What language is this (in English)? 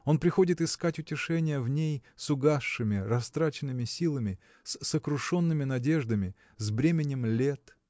Russian